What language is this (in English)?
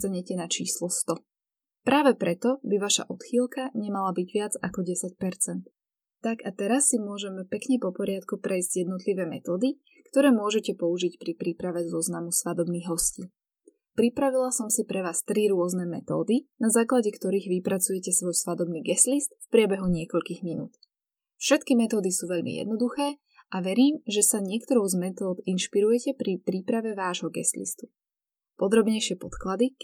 Slovak